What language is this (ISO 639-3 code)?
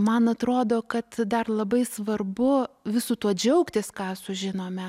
lit